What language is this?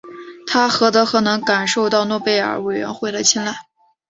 Chinese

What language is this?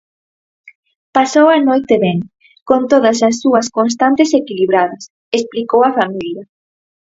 Galician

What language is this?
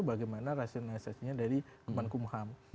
Indonesian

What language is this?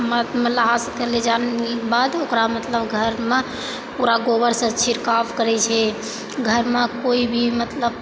Maithili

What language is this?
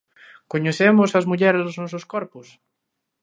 Galician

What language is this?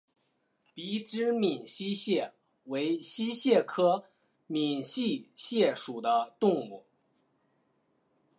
Chinese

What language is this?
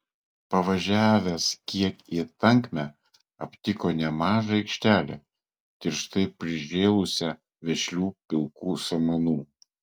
Lithuanian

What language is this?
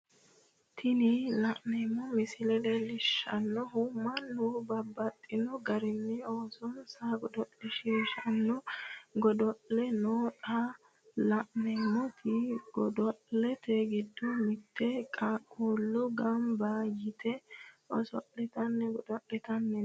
Sidamo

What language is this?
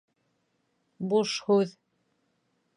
Bashkir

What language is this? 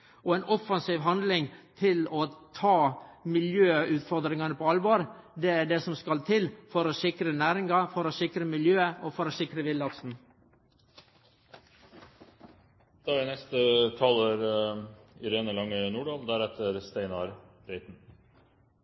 Norwegian Nynorsk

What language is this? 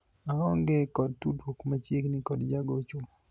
Luo (Kenya and Tanzania)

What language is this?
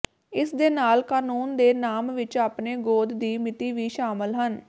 Punjabi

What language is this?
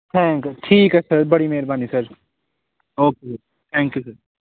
Punjabi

